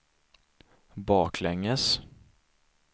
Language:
Swedish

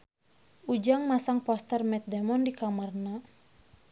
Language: Sundanese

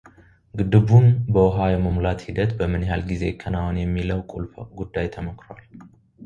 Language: Amharic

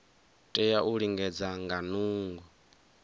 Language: Venda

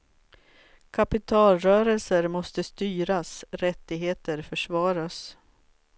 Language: Swedish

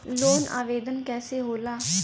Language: Bhojpuri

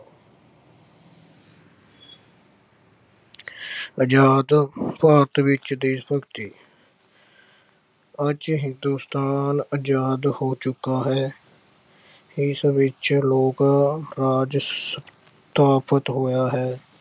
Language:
Punjabi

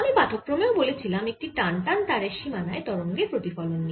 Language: Bangla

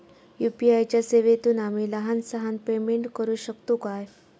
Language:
Marathi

